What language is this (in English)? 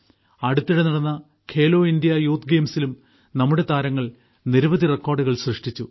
Malayalam